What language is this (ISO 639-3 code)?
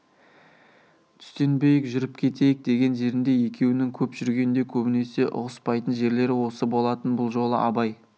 kaz